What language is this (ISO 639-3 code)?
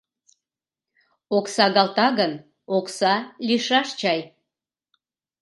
chm